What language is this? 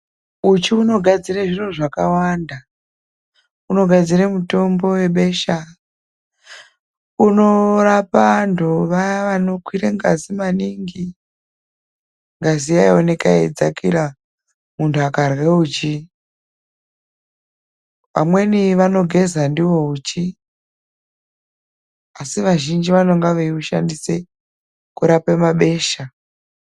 Ndau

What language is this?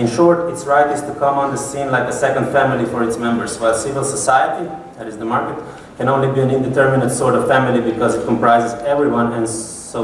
English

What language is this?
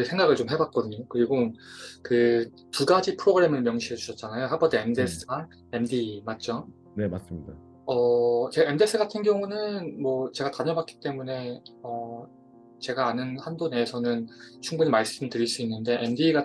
Korean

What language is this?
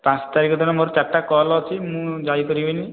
Odia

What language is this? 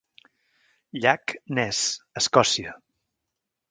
Catalan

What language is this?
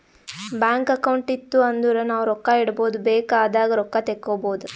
Kannada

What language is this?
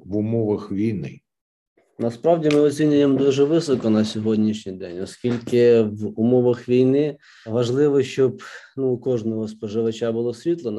Ukrainian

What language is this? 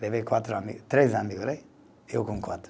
Portuguese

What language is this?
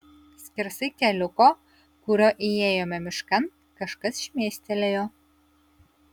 Lithuanian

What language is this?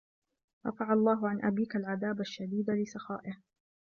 Arabic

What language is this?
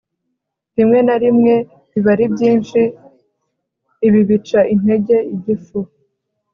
Kinyarwanda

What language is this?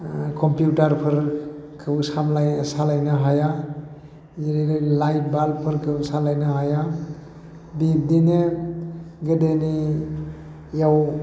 Bodo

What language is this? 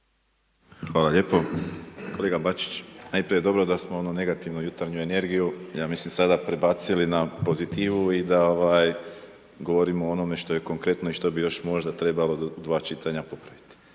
Croatian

